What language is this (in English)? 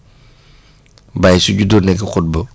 Wolof